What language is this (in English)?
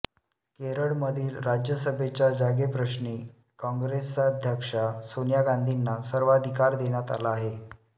Marathi